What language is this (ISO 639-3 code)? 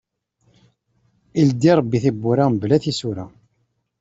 kab